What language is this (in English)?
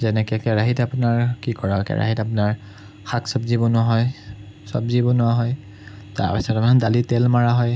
Assamese